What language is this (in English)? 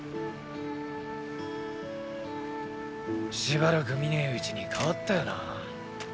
Japanese